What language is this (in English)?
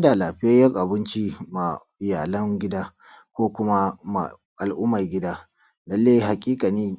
Hausa